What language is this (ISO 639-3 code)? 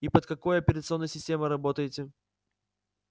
rus